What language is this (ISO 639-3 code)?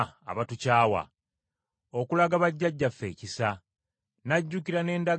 lug